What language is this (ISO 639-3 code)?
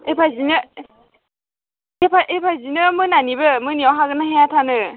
brx